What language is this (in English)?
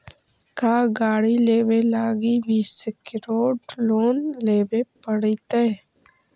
Magahi